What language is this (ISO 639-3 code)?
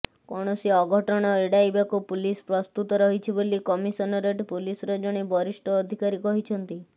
ori